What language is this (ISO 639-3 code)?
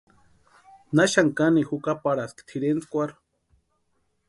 pua